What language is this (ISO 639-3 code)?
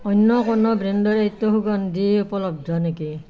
asm